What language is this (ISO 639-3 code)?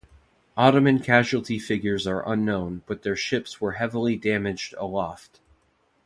eng